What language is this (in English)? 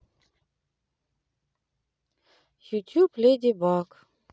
Russian